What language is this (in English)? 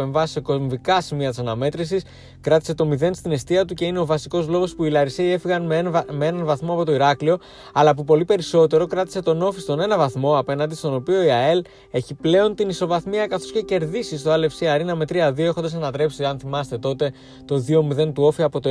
Greek